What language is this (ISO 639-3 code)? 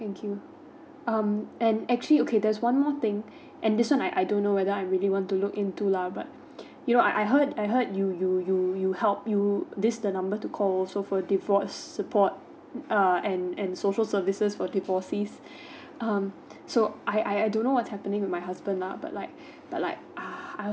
eng